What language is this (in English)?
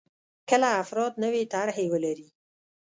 Pashto